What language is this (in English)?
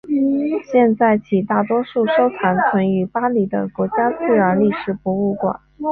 Chinese